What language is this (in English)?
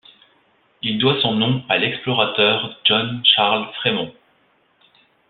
French